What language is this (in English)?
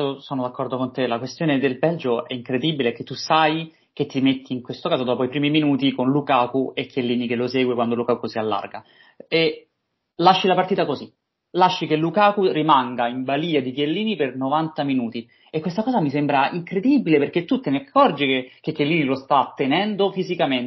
Italian